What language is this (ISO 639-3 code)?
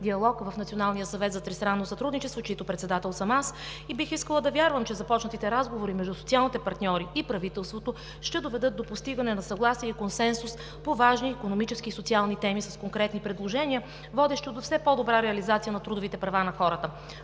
bul